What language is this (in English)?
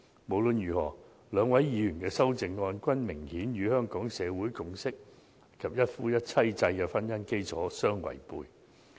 Cantonese